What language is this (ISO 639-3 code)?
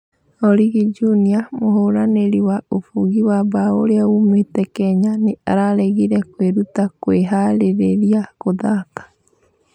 kik